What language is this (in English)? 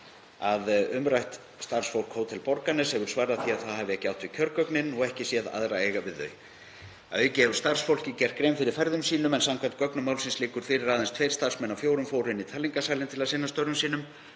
Icelandic